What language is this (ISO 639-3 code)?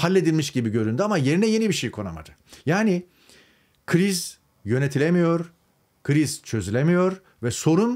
tur